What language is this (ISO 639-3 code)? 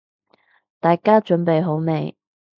yue